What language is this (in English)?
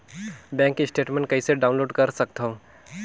Chhattisgarhi